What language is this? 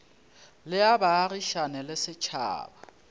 Northern Sotho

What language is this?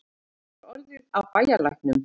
Icelandic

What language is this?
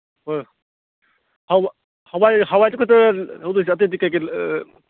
Manipuri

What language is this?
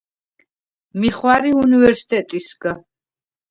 Svan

